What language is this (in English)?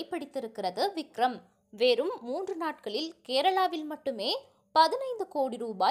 Turkish